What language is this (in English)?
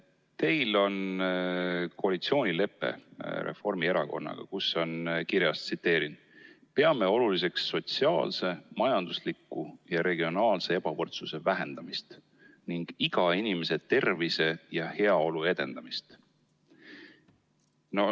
Estonian